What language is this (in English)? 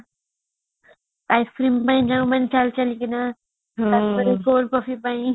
Odia